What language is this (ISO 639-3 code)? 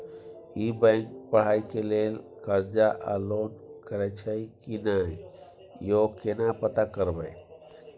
mai